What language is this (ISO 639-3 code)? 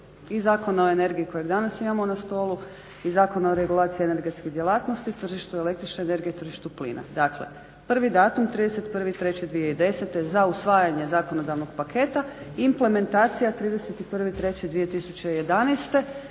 hrv